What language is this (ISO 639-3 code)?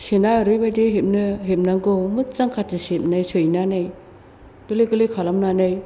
brx